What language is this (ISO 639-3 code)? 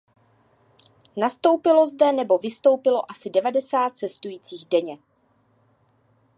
ces